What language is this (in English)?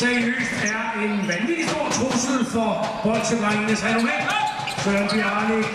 Danish